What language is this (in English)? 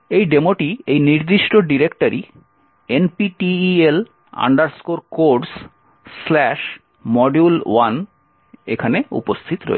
Bangla